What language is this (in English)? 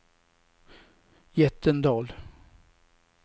Swedish